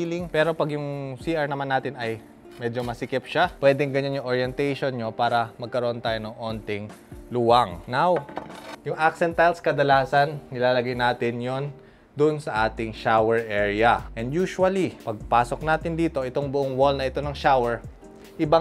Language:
Filipino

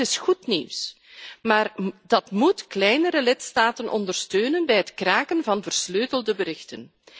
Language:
Dutch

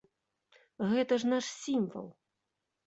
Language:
Belarusian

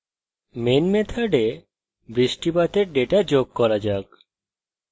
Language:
Bangla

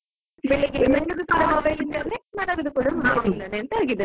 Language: Kannada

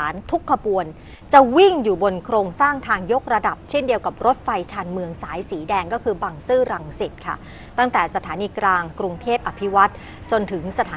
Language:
Thai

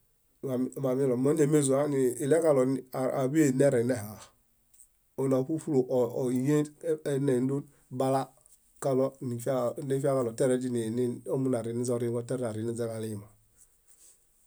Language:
Bayot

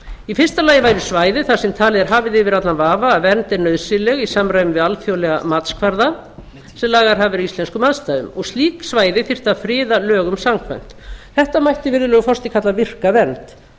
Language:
Icelandic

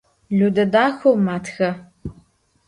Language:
Adyghe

